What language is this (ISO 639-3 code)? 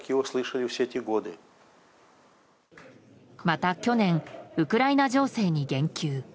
jpn